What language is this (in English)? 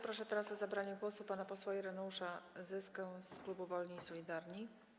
Polish